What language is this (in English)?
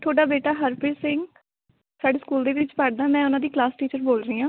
Punjabi